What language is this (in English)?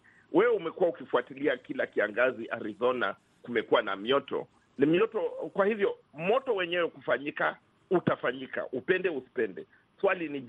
Swahili